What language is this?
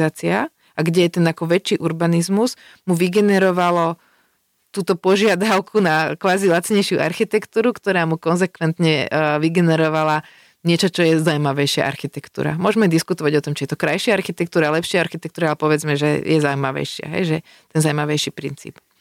Slovak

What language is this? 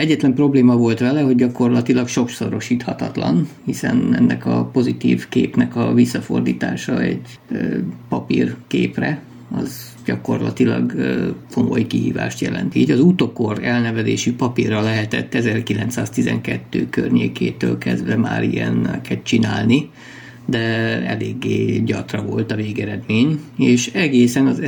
Hungarian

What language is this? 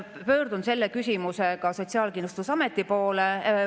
Estonian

